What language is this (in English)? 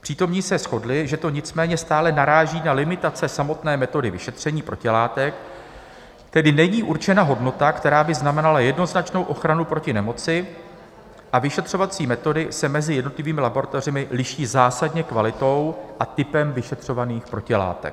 Czech